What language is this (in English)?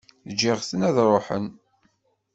Kabyle